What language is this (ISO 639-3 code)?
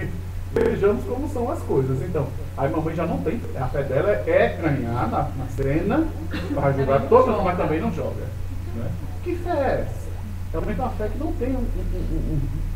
por